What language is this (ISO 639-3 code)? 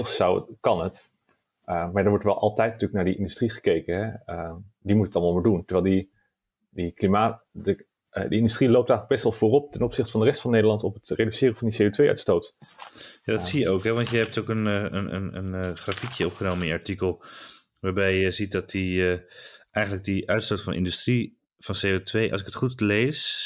nld